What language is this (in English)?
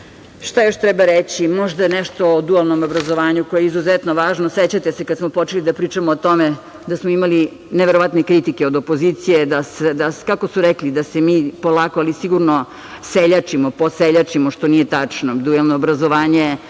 Serbian